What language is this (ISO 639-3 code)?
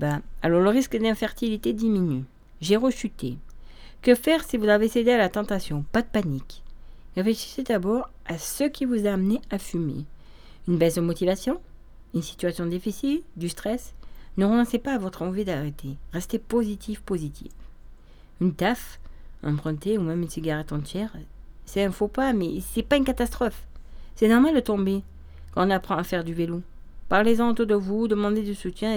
fra